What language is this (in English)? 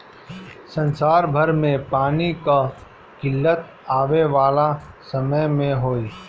Bhojpuri